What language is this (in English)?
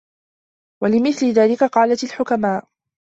Arabic